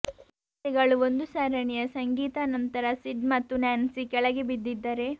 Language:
Kannada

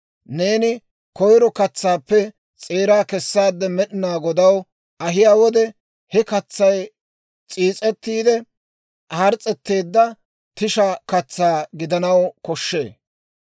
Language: Dawro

